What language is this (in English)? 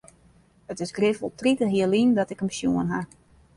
Western Frisian